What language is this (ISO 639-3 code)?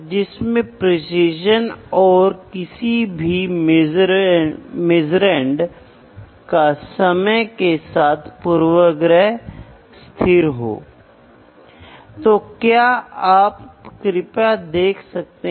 hin